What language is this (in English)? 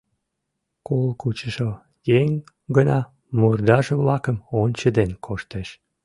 Mari